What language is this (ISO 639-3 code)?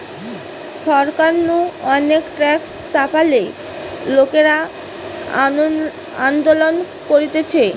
ben